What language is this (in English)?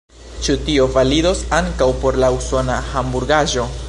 Esperanto